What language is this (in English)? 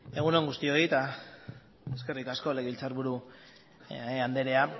Basque